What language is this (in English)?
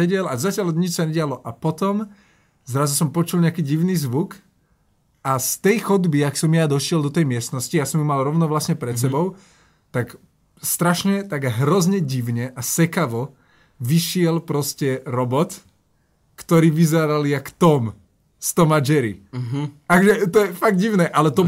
Slovak